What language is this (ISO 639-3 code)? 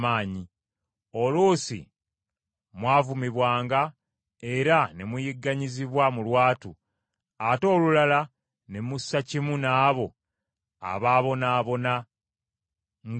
lug